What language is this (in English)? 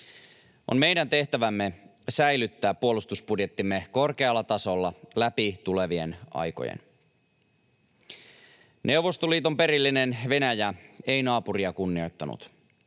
Finnish